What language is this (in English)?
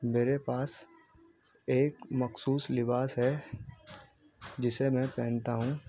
Urdu